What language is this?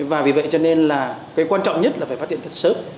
Vietnamese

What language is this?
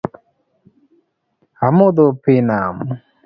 Luo (Kenya and Tanzania)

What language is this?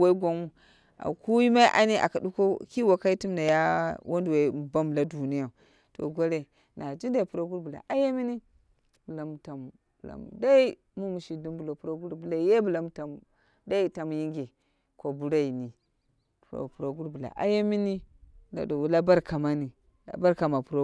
Dera (Nigeria)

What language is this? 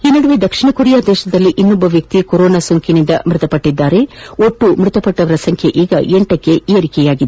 Kannada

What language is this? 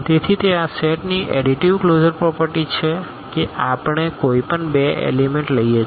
Gujarati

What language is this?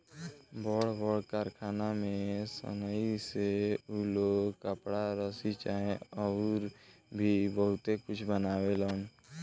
Bhojpuri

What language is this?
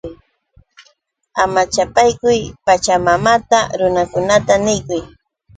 Yauyos Quechua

